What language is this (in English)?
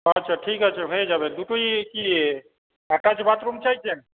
Bangla